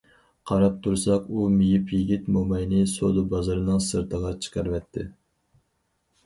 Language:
Uyghur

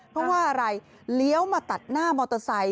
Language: Thai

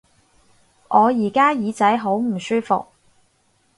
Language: Cantonese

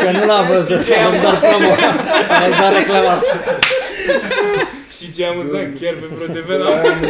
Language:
Romanian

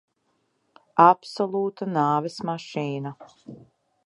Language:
Latvian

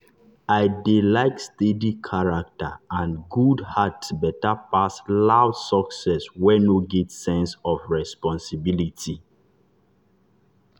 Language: Nigerian Pidgin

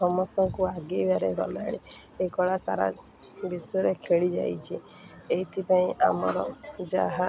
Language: Odia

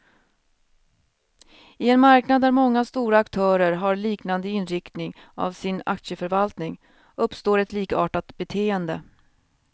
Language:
Swedish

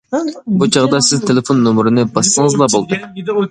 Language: Uyghur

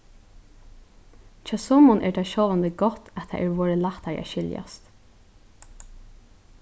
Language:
Faroese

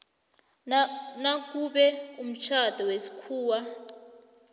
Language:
South Ndebele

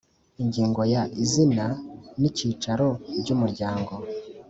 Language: Kinyarwanda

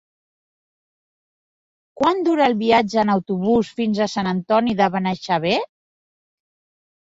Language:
Catalan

